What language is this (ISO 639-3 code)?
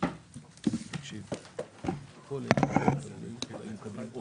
heb